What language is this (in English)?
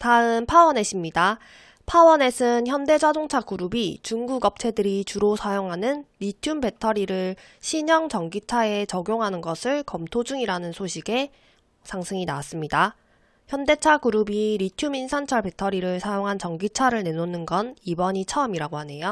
Korean